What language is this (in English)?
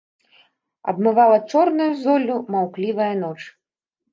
Belarusian